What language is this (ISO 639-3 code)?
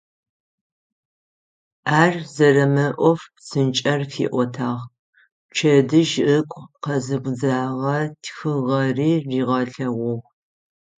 ady